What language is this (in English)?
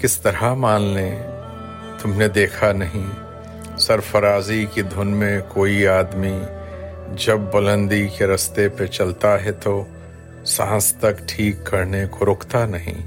Urdu